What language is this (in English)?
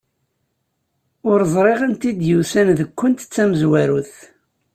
Kabyle